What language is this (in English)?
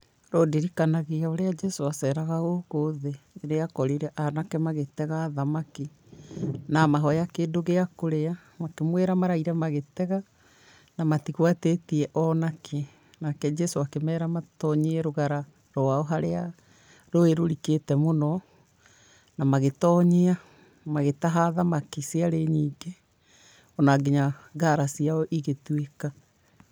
Kikuyu